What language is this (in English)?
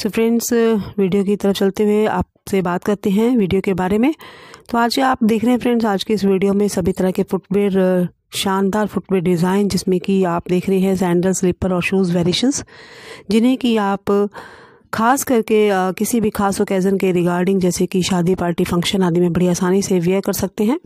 Hindi